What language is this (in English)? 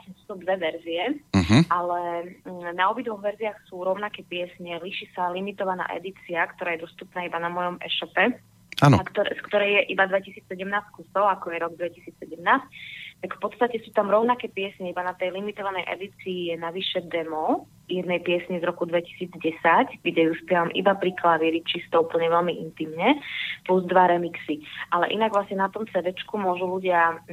Slovak